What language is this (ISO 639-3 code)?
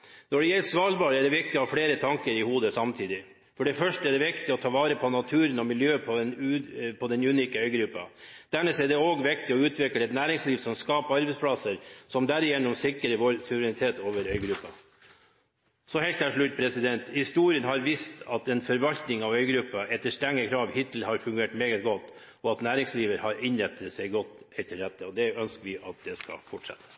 nob